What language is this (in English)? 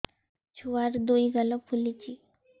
Odia